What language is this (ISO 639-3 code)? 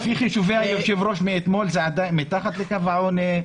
heb